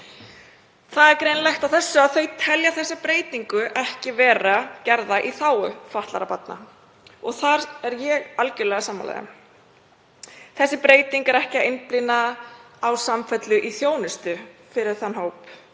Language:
Icelandic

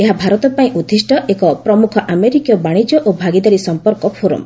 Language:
Odia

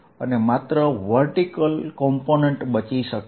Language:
Gujarati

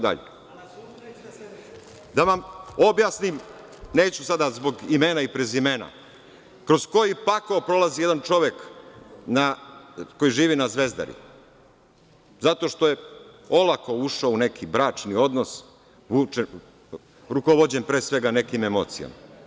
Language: Serbian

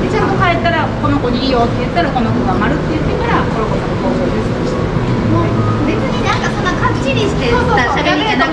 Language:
Japanese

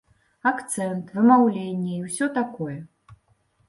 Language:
Belarusian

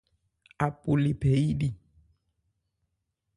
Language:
Ebrié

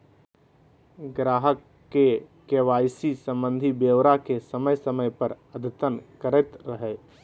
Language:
Magahi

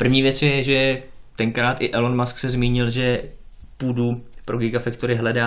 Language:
Czech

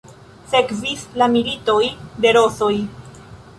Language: Esperanto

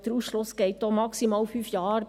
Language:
Swiss German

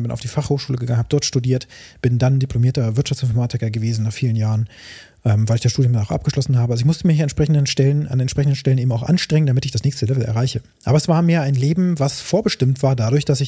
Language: German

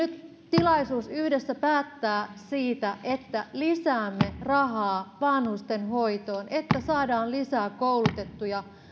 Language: Finnish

